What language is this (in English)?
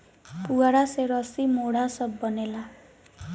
Bhojpuri